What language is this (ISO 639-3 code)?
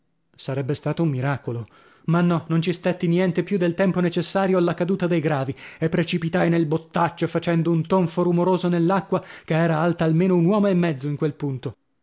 ita